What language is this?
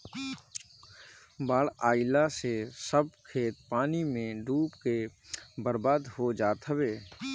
Bhojpuri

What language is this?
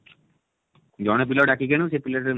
Odia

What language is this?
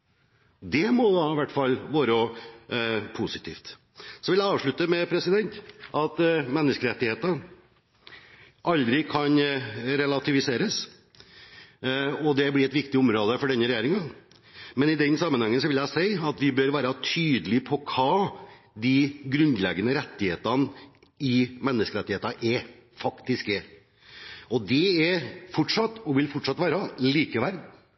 Norwegian Bokmål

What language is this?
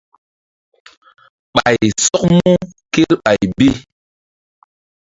Mbum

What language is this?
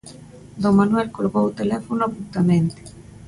Galician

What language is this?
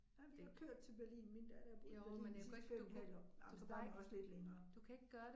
Danish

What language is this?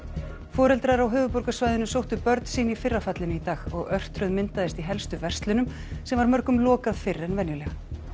Icelandic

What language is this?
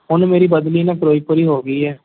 Punjabi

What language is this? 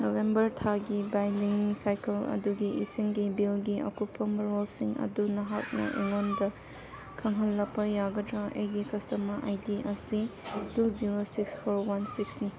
Manipuri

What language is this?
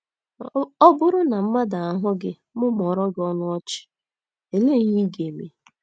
Igbo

